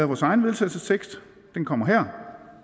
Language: Danish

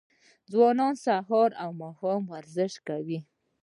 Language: Pashto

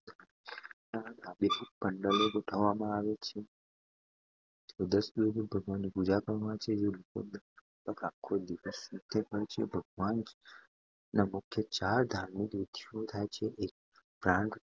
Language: Gujarati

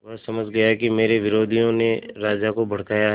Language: Hindi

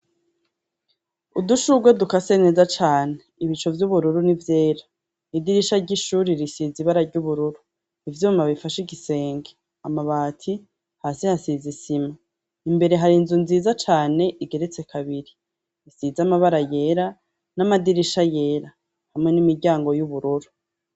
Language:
Rundi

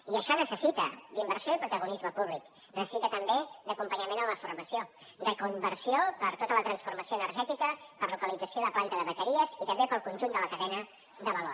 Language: Catalan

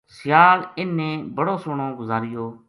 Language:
Gujari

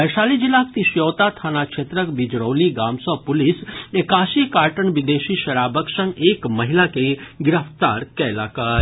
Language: Maithili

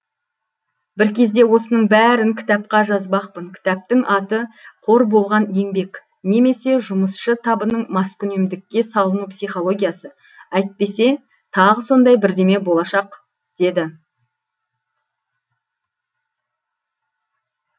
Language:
Kazakh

